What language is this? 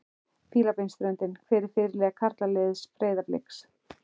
Icelandic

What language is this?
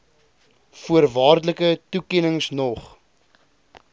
Afrikaans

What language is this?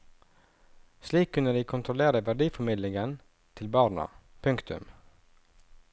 Norwegian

